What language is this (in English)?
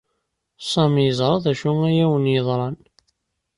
Kabyle